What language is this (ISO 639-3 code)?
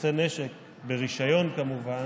heb